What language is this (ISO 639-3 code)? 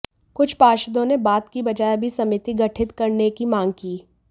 hin